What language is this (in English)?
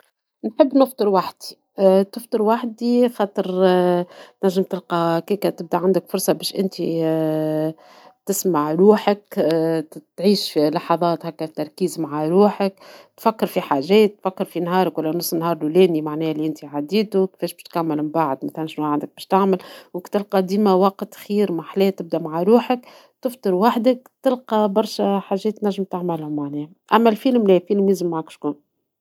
Tunisian Arabic